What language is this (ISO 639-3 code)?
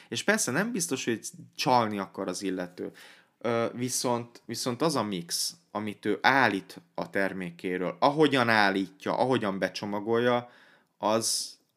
hun